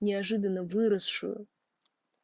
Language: Russian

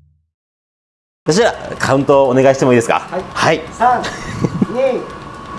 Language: Japanese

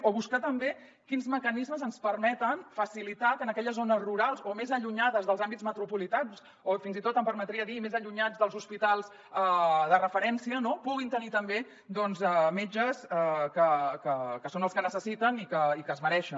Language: Catalan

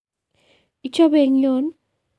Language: Kalenjin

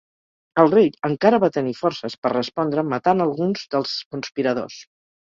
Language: Catalan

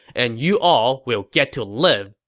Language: English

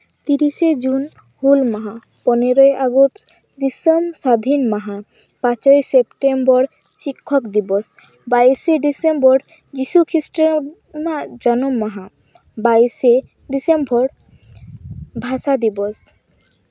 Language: Santali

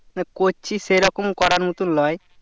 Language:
Bangla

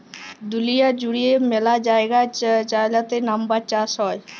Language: Bangla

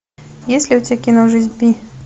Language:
Russian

